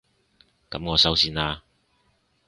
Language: Cantonese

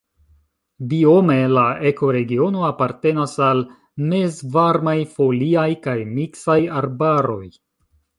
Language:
Esperanto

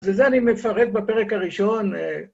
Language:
Hebrew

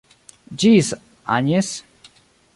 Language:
Esperanto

